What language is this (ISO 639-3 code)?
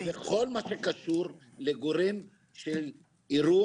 heb